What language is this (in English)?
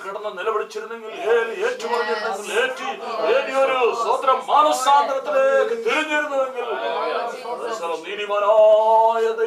Turkish